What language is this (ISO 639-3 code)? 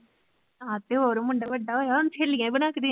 pan